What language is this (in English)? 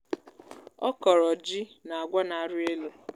Igbo